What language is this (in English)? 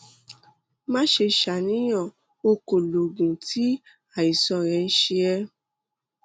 Yoruba